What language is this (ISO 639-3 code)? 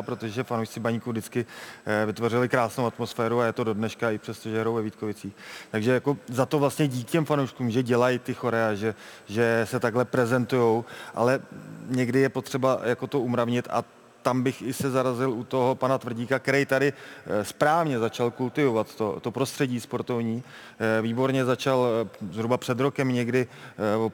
ces